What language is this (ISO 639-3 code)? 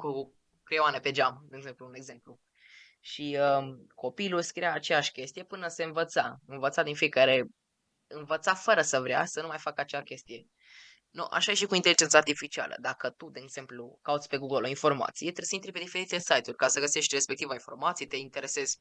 ron